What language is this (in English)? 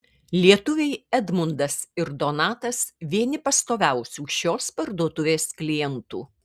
Lithuanian